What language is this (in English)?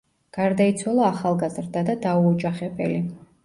Georgian